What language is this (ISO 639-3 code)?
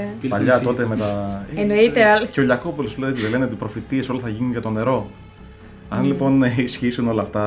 ell